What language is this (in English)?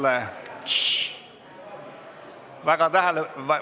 Estonian